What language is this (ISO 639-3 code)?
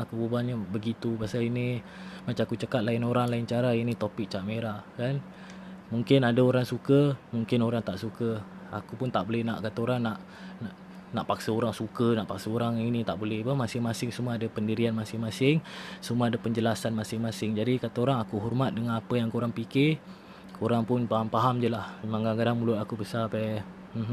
msa